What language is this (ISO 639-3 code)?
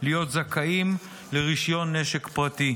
heb